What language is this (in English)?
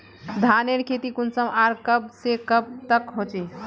Magahi